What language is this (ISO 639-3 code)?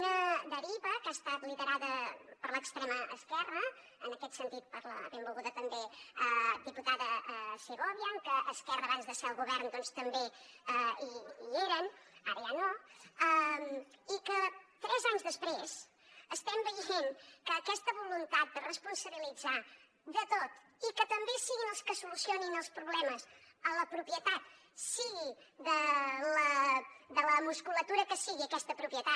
cat